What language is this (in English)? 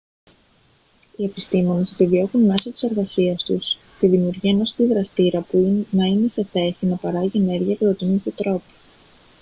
Greek